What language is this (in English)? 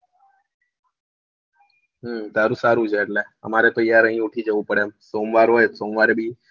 Gujarati